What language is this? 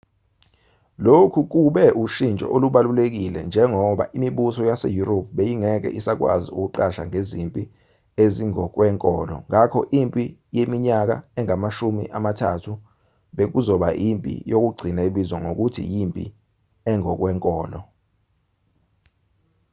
Zulu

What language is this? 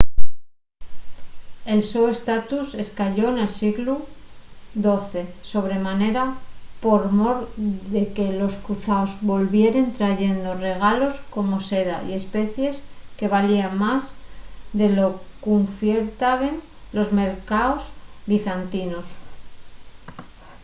Asturian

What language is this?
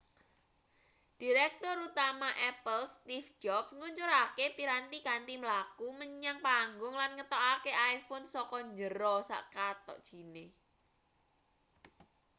Javanese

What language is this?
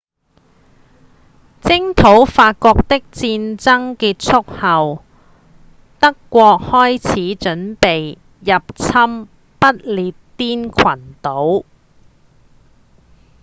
Cantonese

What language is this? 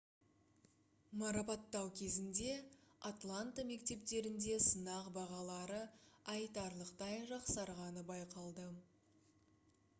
Kazakh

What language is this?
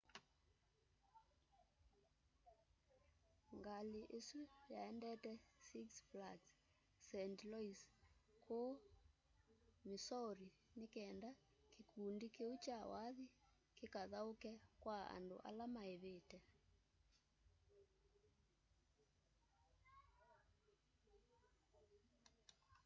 Kamba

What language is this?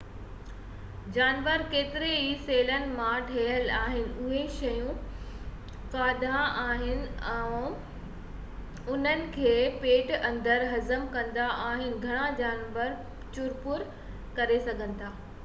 Sindhi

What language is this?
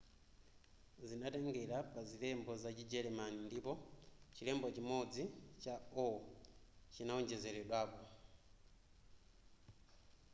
Nyanja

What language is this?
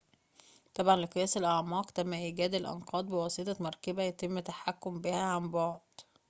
Arabic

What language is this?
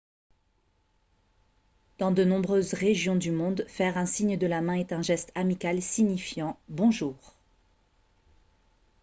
French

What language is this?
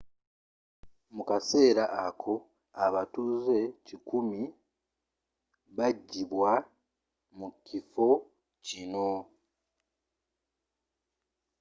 Ganda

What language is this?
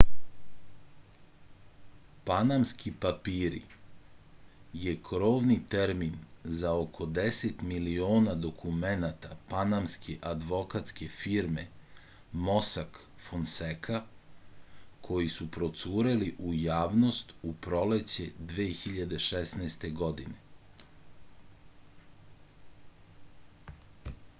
Serbian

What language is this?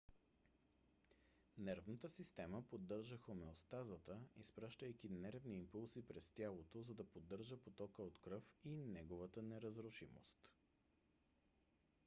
Bulgarian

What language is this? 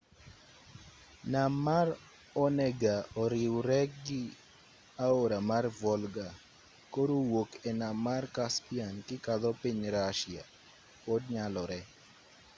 Luo (Kenya and Tanzania)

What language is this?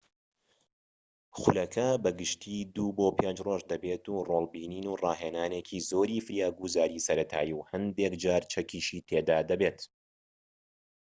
Central Kurdish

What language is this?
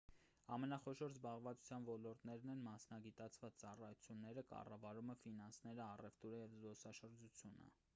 Armenian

